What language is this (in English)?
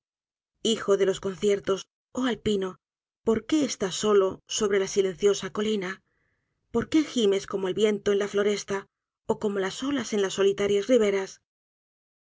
Spanish